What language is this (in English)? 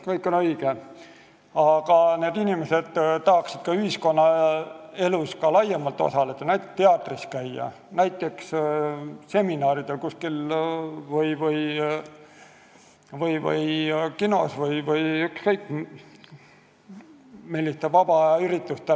Estonian